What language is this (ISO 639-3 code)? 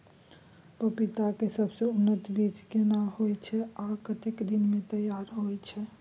mai